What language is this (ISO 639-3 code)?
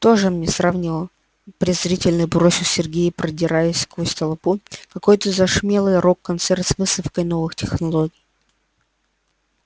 rus